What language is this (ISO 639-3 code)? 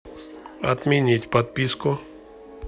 rus